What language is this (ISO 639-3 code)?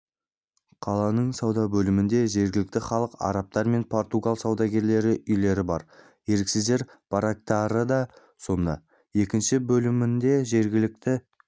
kaz